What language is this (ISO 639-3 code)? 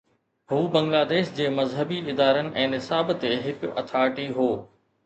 snd